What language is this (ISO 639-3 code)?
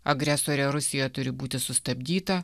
lit